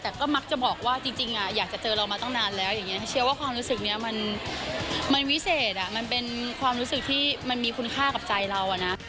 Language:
Thai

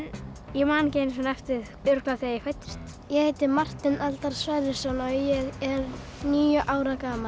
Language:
Icelandic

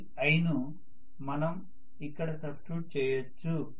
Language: Telugu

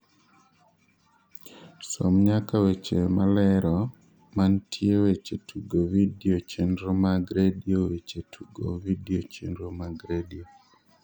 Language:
Luo (Kenya and Tanzania)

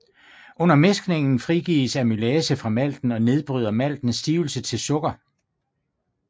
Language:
Danish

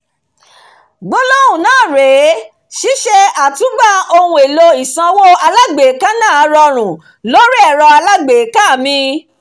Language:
Yoruba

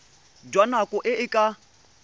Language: Tswana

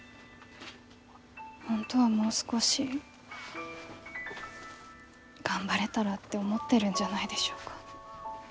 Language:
Japanese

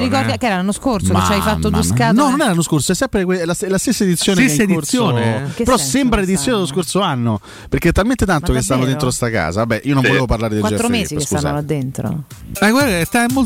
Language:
Italian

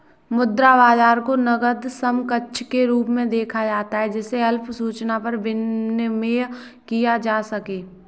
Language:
Hindi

